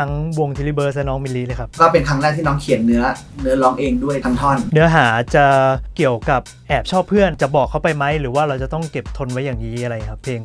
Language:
Thai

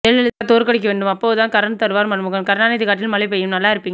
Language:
Tamil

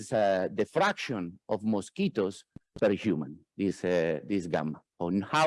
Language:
English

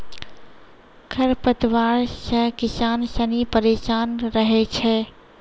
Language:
Maithili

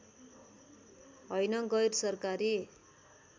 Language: Nepali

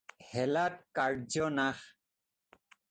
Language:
Assamese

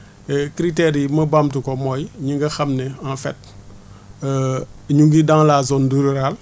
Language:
Wolof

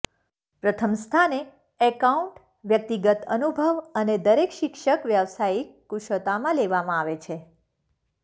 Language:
Gujarati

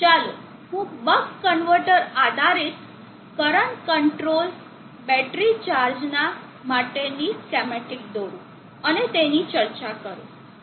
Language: Gujarati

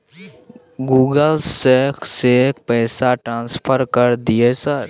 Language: Maithili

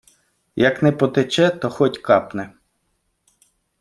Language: Ukrainian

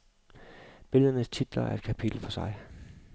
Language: Danish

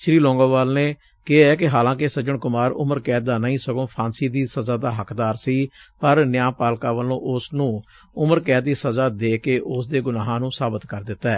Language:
Punjabi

